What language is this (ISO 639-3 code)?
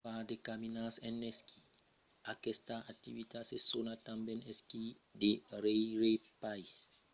oci